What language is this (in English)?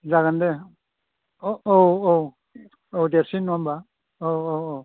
Bodo